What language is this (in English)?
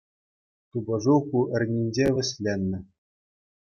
Chuvash